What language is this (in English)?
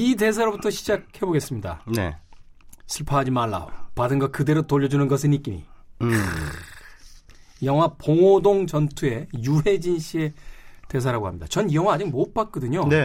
Korean